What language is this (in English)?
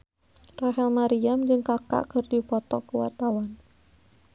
Sundanese